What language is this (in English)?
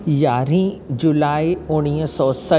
Sindhi